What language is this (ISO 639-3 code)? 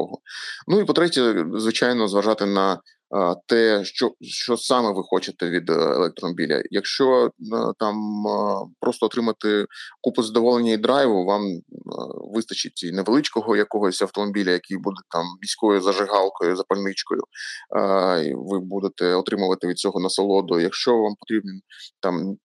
ukr